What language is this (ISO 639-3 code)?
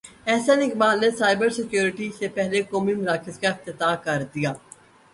urd